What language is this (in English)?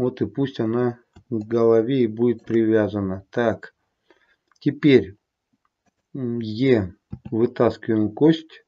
Russian